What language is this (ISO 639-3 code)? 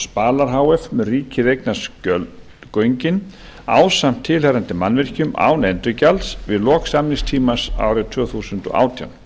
isl